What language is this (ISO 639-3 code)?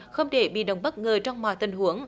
vie